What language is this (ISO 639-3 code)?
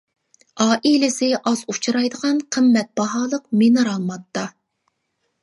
uig